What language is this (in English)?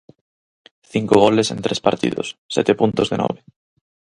Galician